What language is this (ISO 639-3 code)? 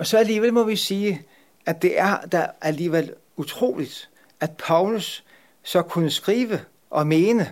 dan